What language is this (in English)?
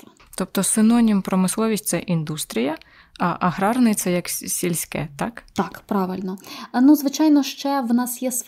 Ukrainian